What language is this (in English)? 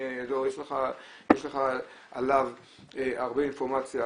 Hebrew